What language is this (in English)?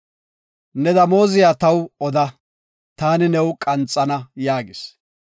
Gofa